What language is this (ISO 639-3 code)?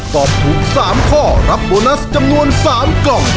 tha